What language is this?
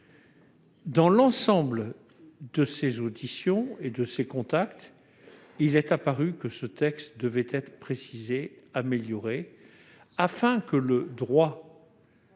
French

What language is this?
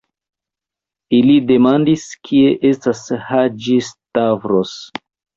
Esperanto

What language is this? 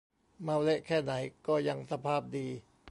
Thai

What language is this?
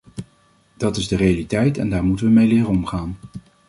Dutch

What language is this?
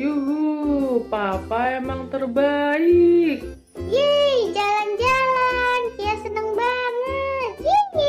Indonesian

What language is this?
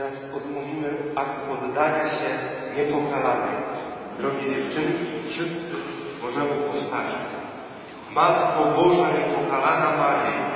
Polish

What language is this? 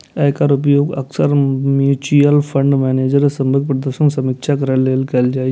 Maithili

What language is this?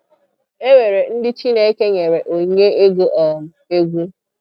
Igbo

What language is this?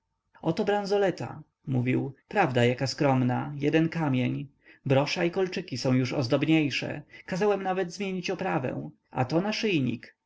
Polish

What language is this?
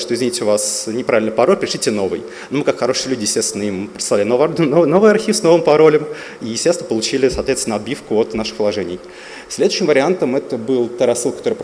Russian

